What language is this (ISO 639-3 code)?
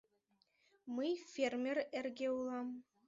chm